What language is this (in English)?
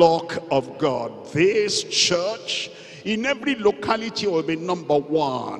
English